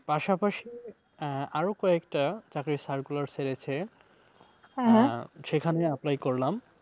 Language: Bangla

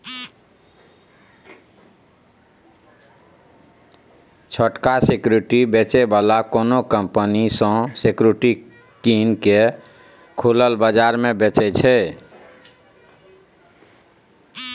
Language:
Maithili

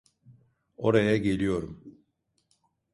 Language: Turkish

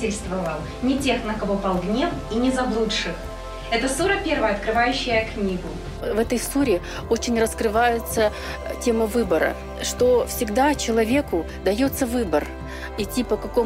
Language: Russian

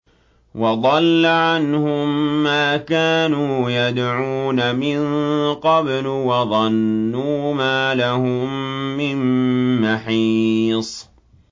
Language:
Arabic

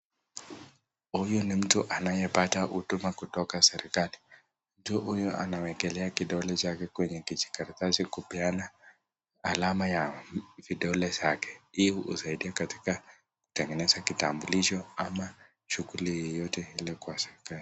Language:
Swahili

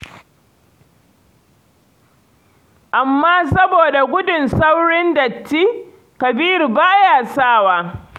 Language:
Hausa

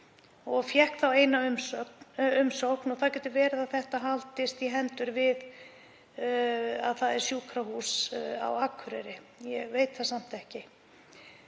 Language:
Icelandic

